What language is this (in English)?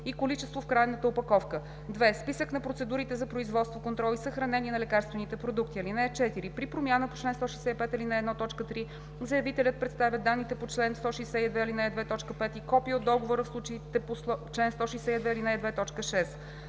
Bulgarian